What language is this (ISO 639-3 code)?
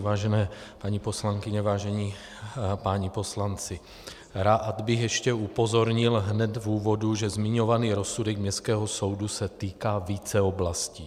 ces